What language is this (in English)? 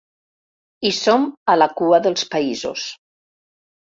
Catalan